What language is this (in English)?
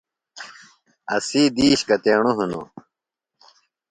Phalura